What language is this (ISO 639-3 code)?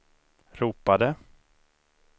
swe